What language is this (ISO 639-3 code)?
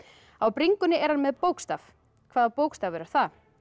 isl